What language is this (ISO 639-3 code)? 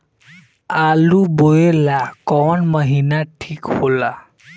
bho